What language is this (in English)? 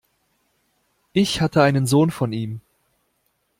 German